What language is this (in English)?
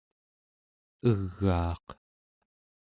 Central Yupik